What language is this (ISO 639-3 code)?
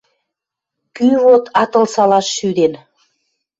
mrj